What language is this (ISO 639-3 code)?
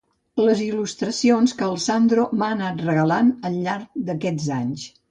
cat